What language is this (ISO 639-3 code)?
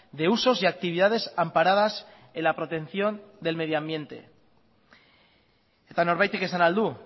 spa